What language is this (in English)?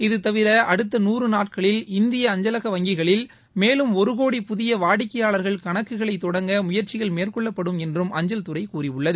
Tamil